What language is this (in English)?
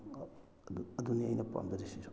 Manipuri